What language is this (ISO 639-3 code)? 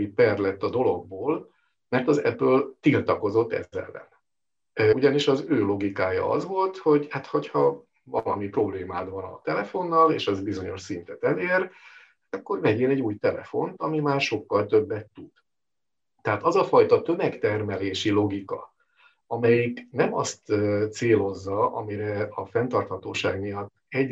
hun